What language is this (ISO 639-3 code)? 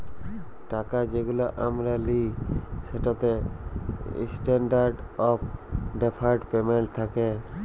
ben